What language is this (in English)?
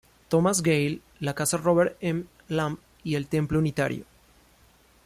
Spanish